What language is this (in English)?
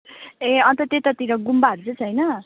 Nepali